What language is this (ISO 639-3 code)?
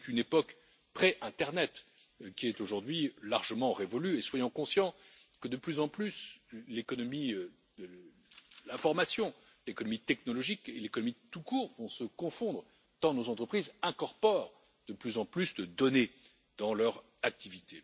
fra